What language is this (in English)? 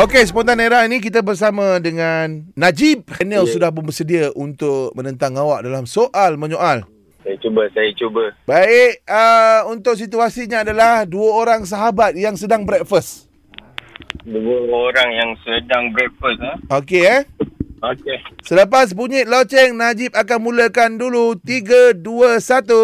Malay